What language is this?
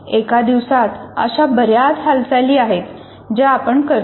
Marathi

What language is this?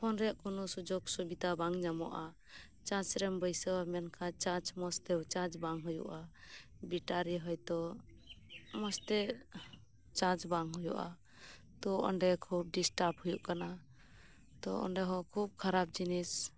Santali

